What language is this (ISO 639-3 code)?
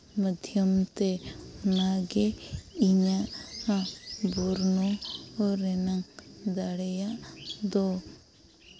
sat